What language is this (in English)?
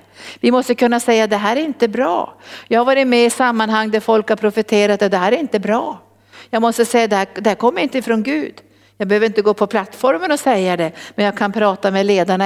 Swedish